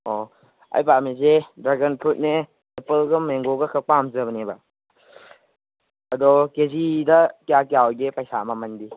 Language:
Manipuri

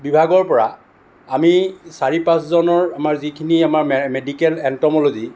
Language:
Assamese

